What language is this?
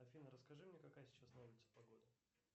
Russian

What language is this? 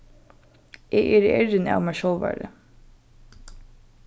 Faroese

